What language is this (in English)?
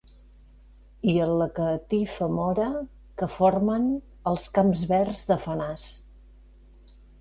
Catalan